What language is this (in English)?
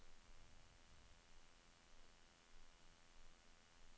Norwegian